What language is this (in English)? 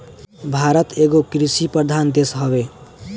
Bhojpuri